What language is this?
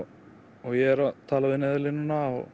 Icelandic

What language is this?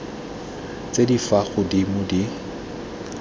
Tswana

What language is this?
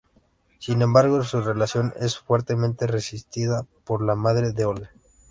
Spanish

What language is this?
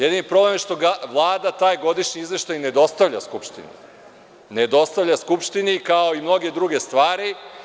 Serbian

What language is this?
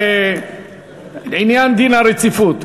Hebrew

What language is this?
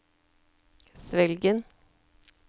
Norwegian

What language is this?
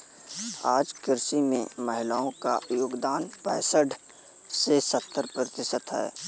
Hindi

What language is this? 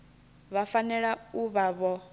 Venda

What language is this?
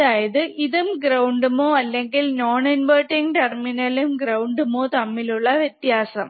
Malayalam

